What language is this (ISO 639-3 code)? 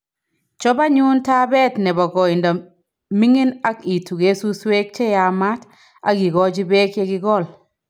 kln